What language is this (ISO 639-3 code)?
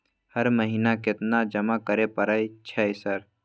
mai